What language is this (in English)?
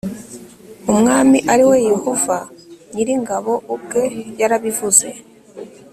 Kinyarwanda